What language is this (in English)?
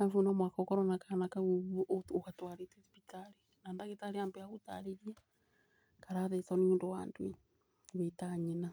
Kikuyu